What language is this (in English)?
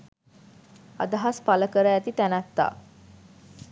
Sinhala